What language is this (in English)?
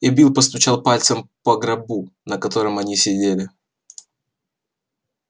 Russian